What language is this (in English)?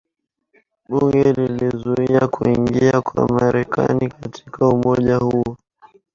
Swahili